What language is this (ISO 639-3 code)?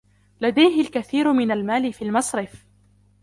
ara